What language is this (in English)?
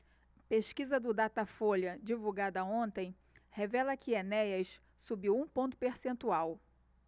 Portuguese